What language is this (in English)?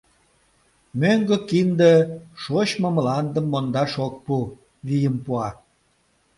Mari